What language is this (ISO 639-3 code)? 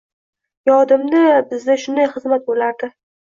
uzb